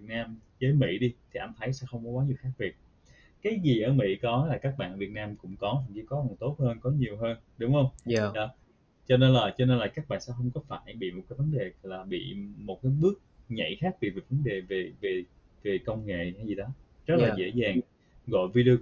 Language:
Vietnamese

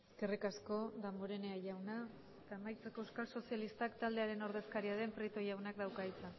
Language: Basque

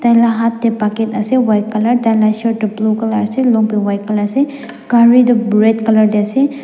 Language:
Naga Pidgin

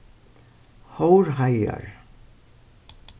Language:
Faroese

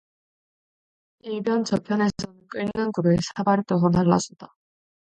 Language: Korean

